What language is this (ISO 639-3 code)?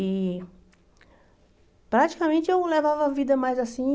por